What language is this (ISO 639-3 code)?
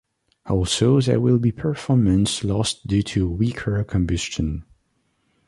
eng